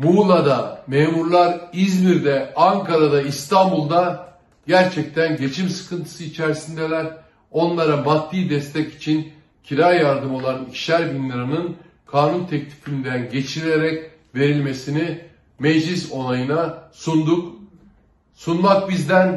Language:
Turkish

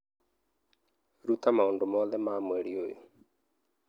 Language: Kikuyu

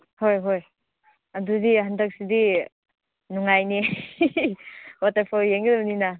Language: Manipuri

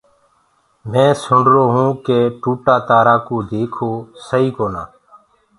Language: Gurgula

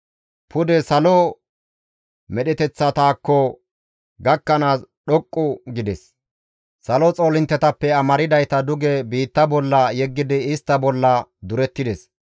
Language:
Gamo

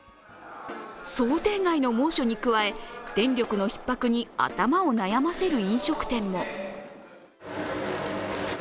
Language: Japanese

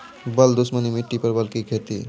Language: Maithili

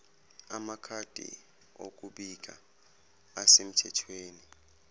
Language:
Zulu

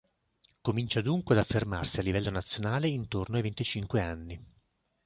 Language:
Italian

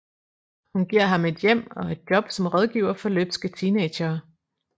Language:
Danish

